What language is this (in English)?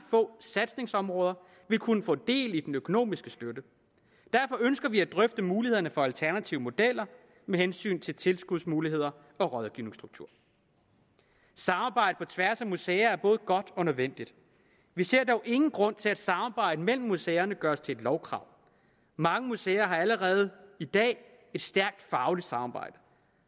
Danish